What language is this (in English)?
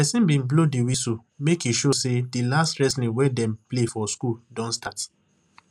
Nigerian Pidgin